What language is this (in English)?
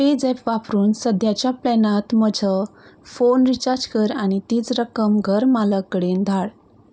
Konkani